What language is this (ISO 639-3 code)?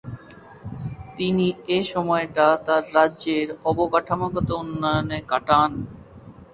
ben